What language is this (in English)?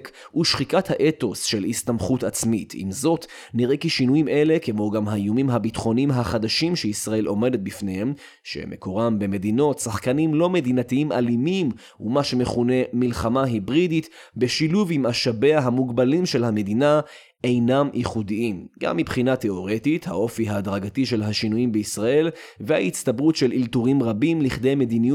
Hebrew